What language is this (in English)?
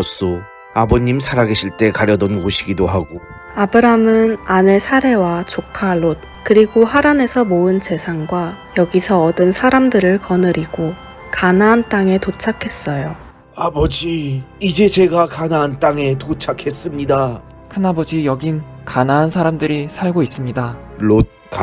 Korean